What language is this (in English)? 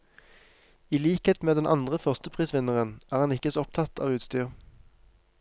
Norwegian